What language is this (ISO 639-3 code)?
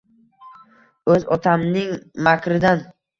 uzb